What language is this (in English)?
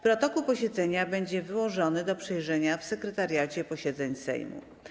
Polish